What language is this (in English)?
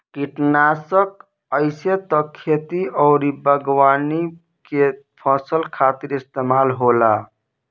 Bhojpuri